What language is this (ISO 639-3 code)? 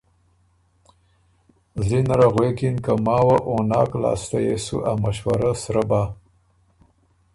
oru